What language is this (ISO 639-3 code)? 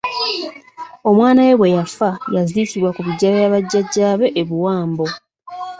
lug